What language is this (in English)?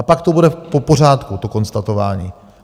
Czech